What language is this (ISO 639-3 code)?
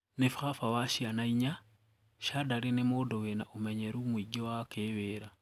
kik